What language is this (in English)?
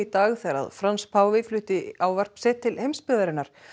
Icelandic